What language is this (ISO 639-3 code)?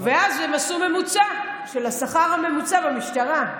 heb